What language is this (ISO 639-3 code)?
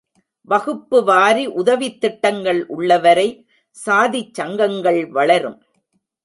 tam